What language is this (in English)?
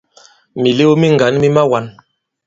Bankon